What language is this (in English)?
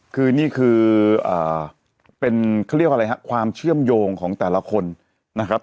Thai